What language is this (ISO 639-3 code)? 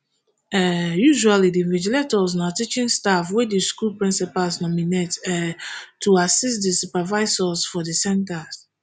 pcm